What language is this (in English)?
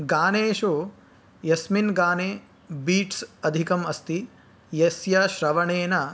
Sanskrit